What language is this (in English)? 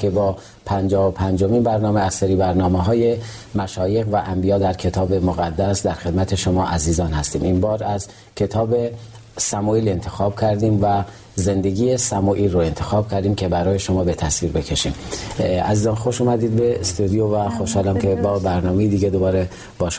Persian